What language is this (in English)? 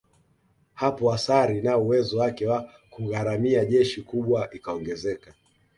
Swahili